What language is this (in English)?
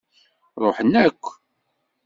Kabyle